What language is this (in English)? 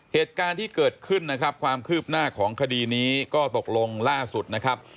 Thai